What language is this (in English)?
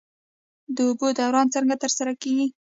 Pashto